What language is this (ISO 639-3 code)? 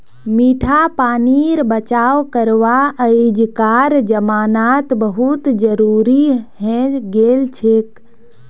mag